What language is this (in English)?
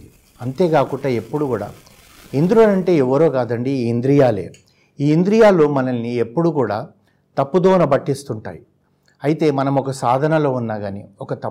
Telugu